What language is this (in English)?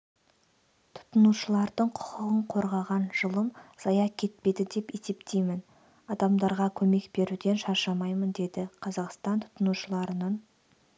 Kazakh